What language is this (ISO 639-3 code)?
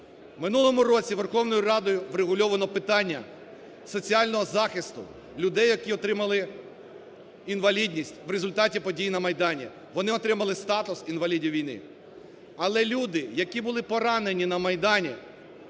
ukr